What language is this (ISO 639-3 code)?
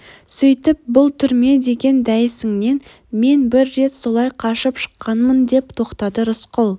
kaz